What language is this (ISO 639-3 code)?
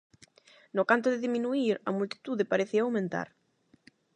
glg